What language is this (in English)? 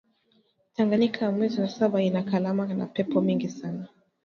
Swahili